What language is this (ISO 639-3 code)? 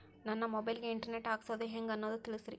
kan